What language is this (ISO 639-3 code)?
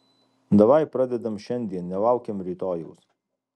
lit